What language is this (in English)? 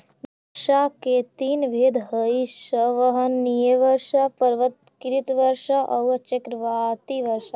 Magahi